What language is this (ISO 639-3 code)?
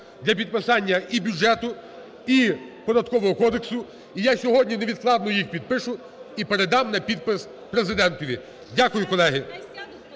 ukr